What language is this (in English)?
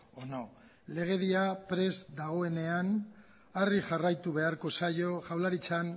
Basque